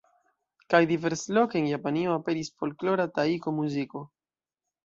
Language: Esperanto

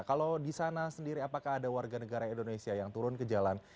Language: Indonesian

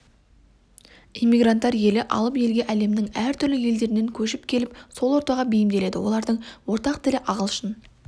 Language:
Kazakh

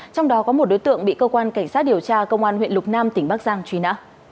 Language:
Vietnamese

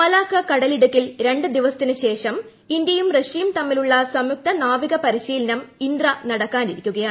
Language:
Malayalam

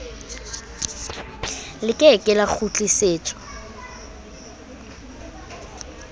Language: Southern Sotho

